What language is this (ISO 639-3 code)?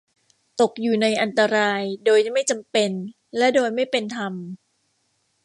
tha